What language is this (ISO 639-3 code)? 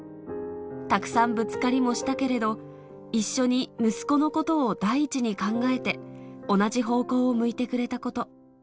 jpn